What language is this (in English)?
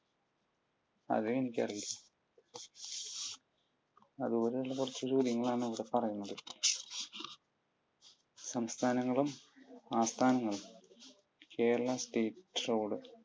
Malayalam